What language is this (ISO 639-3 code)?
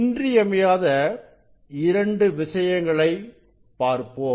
tam